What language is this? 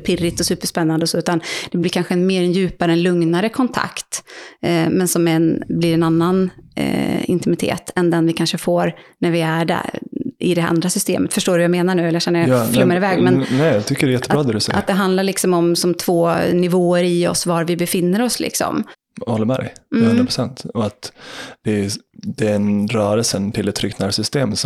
Swedish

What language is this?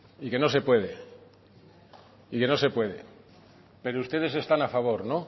Spanish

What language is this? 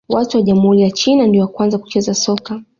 Swahili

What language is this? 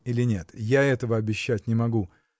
Russian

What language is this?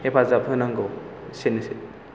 Bodo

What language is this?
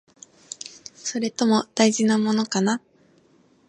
Japanese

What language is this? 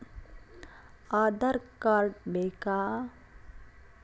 Kannada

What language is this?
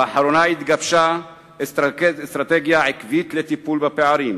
Hebrew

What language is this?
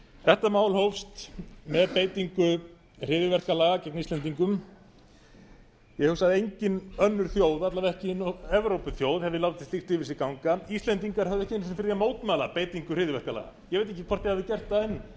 Icelandic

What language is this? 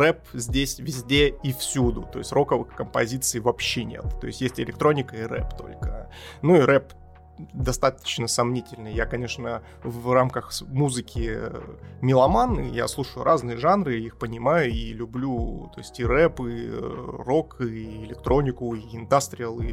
Russian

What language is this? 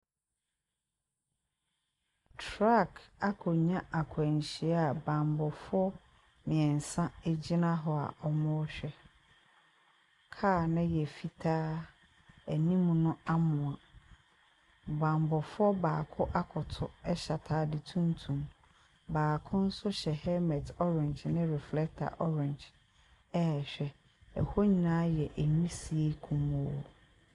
Akan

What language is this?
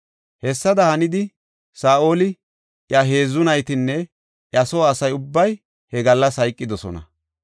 Gofa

